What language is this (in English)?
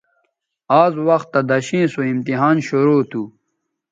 Bateri